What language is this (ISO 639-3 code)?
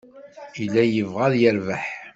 kab